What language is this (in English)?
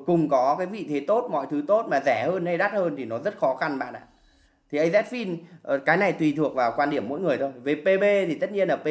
Vietnamese